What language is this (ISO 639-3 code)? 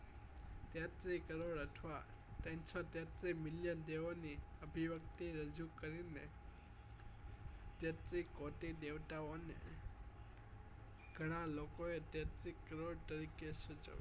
guj